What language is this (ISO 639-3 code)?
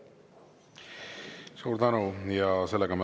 est